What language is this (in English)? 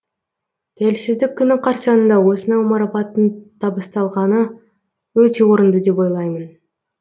Kazakh